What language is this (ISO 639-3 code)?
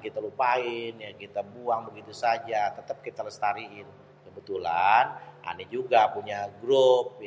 bew